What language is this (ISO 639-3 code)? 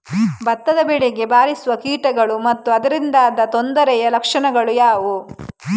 kan